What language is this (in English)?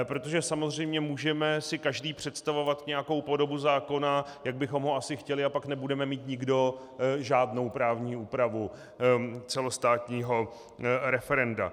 Czech